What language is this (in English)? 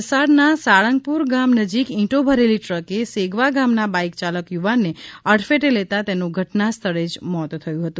Gujarati